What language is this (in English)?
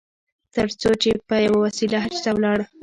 Pashto